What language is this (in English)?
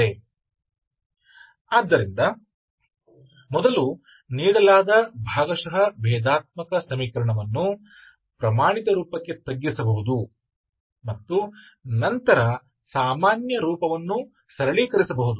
Hindi